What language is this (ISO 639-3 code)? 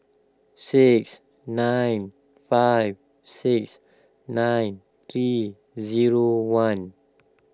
eng